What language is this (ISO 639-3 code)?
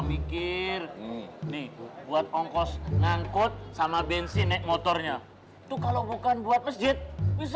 ind